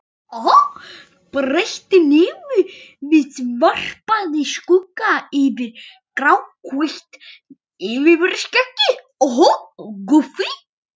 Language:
Icelandic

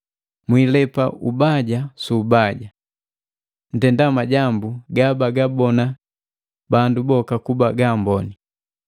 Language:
Matengo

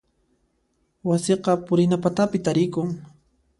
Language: Puno Quechua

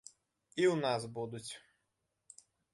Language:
Belarusian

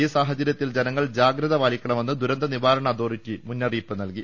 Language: Malayalam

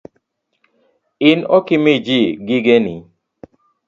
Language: Luo (Kenya and Tanzania)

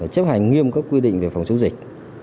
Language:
Vietnamese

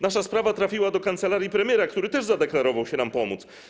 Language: Polish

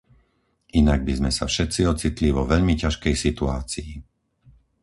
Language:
Slovak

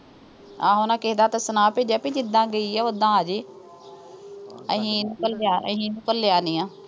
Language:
Punjabi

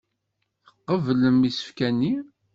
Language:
Kabyle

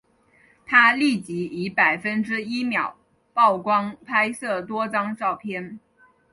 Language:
Chinese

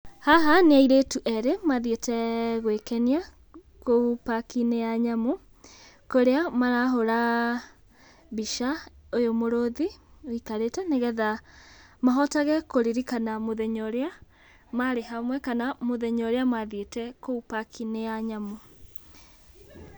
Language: Kikuyu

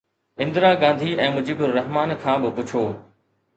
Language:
Sindhi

